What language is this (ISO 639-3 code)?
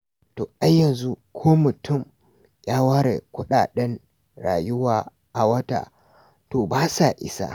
hau